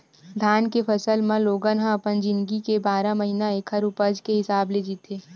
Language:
Chhattisgarhi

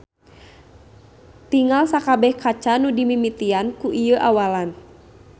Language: Sundanese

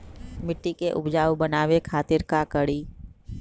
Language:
Magahi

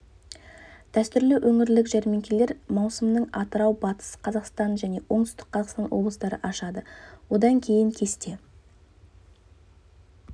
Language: Kazakh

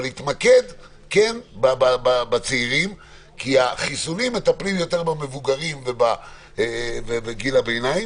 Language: Hebrew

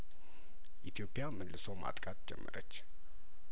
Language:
Amharic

